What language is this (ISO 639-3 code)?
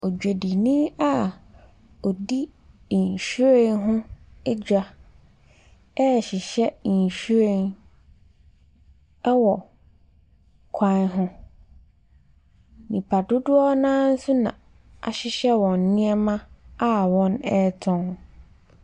aka